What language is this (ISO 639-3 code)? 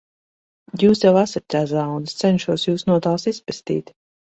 lav